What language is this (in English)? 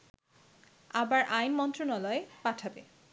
Bangla